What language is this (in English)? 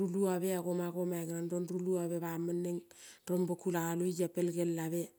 Kol (Papua New Guinea)